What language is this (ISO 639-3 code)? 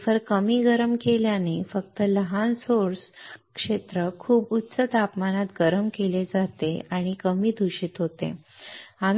mar